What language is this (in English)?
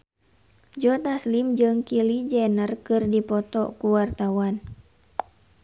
Sundanese